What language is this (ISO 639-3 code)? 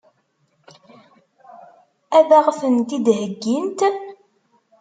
kab